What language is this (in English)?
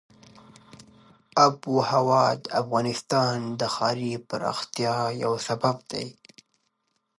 Pashto